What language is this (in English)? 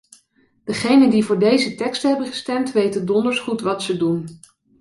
Dutch